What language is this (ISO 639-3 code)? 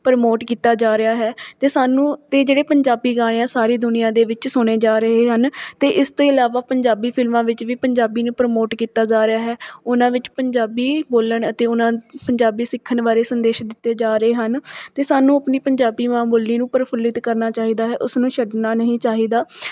pan